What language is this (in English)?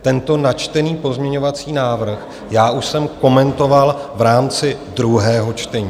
Czech